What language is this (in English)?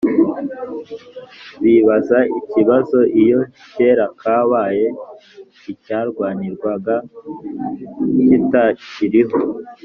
Kinyarwanda